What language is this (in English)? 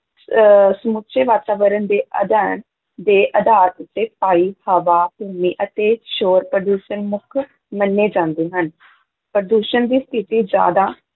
Punjabi